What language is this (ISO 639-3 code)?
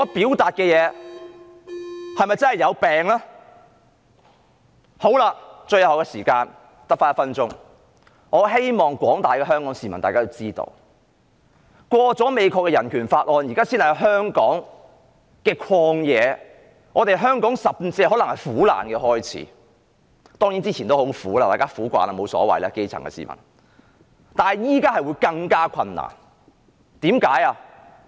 yue